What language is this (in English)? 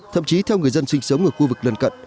Vietnamese